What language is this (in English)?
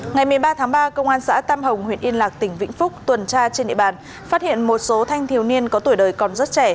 Vietnamese